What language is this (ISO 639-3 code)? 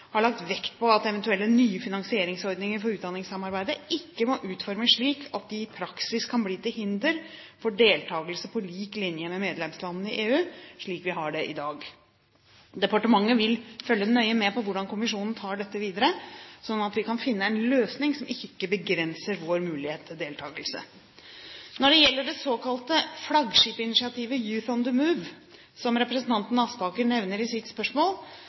nob